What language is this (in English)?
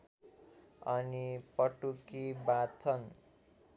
Nepali